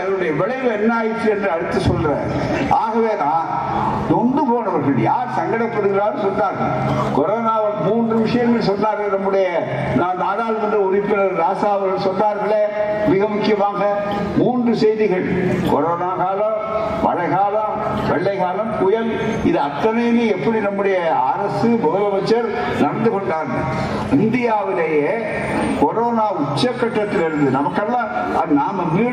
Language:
Tamil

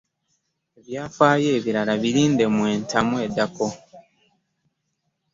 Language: Ganda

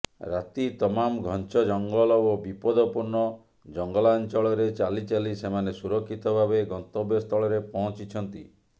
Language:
Odia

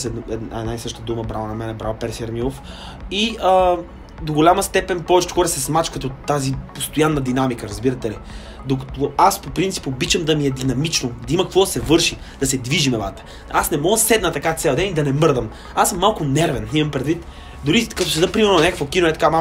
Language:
Bulgarian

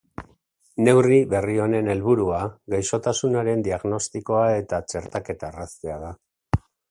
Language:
Basque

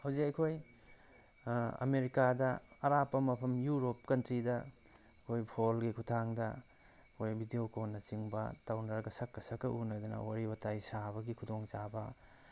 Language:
Manipuri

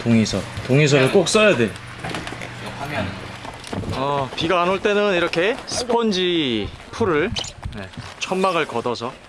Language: Korean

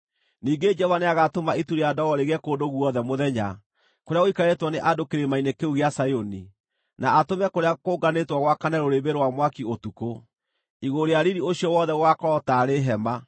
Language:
Kikuyu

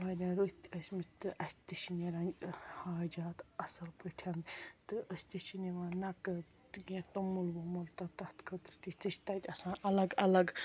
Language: Kashmiri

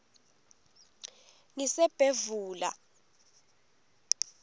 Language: Swati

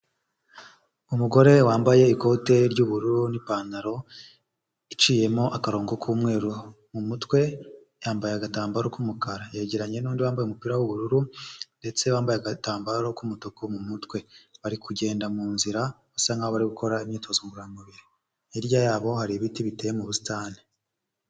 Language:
Kinyarwanda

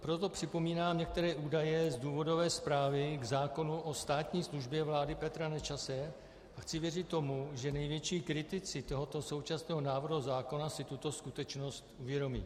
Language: Czech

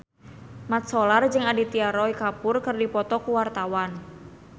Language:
Sundanese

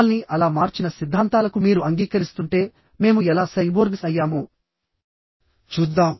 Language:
Telugu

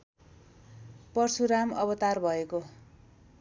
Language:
Nepali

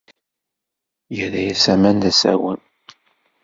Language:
Kabyle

